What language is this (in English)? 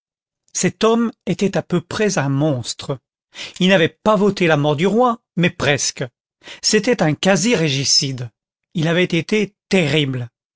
French